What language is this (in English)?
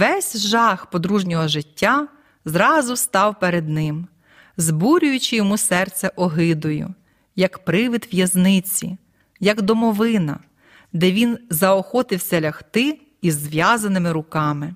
Ukrainian